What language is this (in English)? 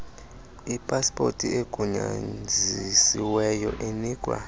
Xhosa